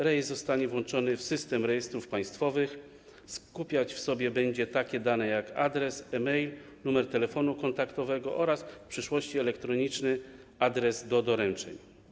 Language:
Polish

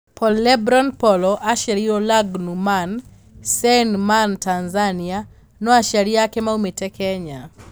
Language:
Kikuyu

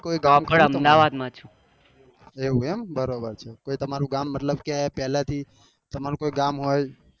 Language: Gujarati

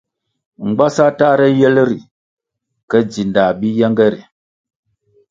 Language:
Kwasio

